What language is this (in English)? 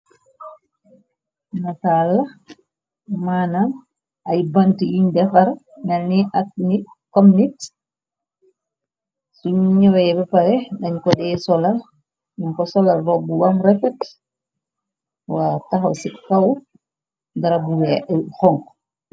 Wolof